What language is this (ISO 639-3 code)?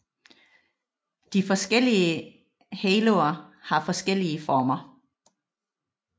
dan